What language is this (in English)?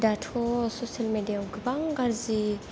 Bodo